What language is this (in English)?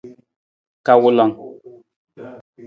Nawdm